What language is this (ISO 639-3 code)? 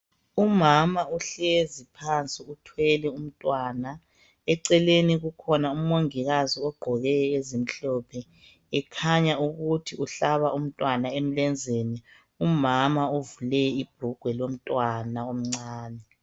nde